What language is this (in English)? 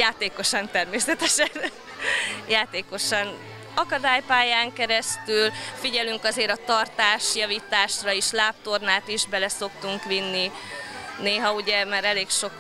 Hungarian